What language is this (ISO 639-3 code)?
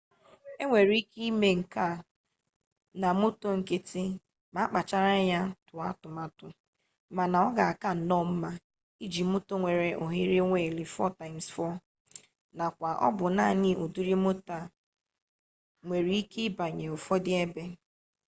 ibo